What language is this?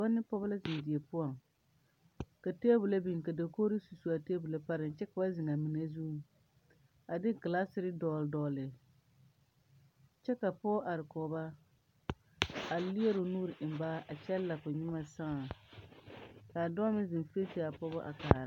Southern Dagaare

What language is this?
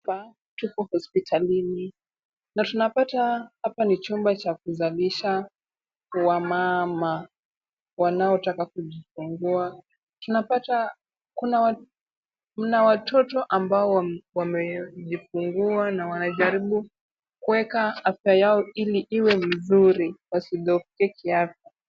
Swahili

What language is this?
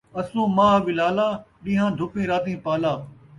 Saraiki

